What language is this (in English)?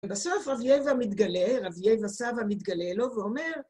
Hebrew